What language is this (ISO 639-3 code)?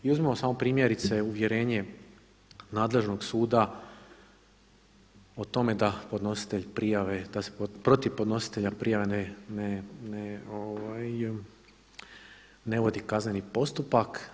hrv